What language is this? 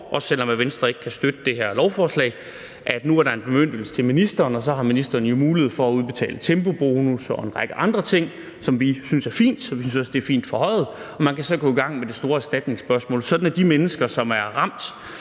Danish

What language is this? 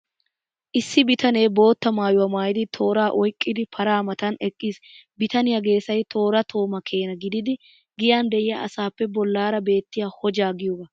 Wolaytta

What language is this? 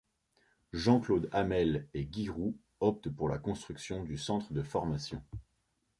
French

